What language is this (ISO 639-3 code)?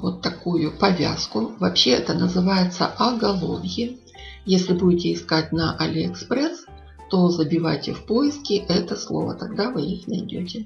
rus